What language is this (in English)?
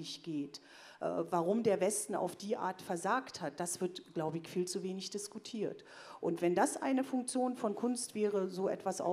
German